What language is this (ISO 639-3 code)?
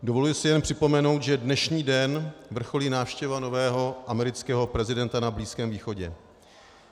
ces